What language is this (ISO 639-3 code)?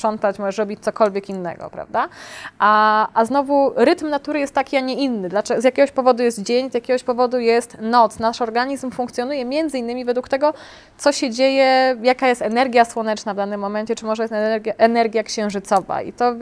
pol